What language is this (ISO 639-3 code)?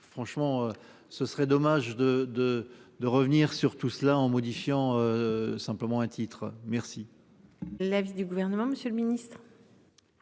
fra